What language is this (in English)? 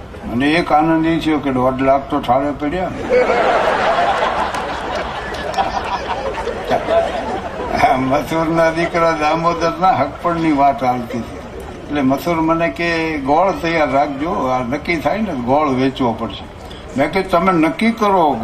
Gujarati